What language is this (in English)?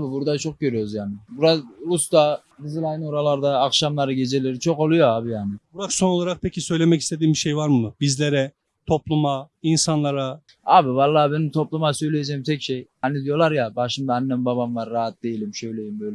Turkish